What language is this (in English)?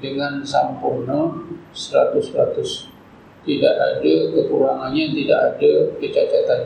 Malay